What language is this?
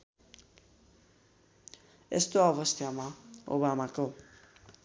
Nepali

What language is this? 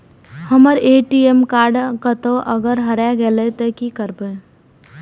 Maithili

